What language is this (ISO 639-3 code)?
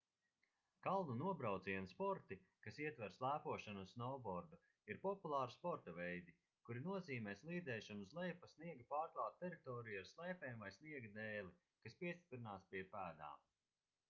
lav